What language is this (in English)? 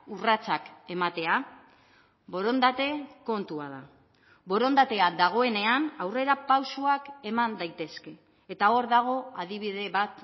Basque